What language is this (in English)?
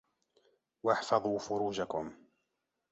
Arabic